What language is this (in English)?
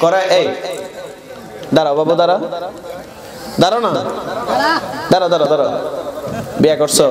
Romanian